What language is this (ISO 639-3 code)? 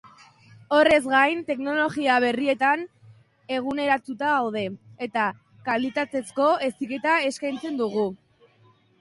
eus